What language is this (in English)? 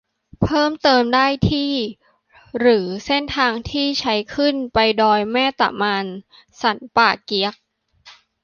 Thai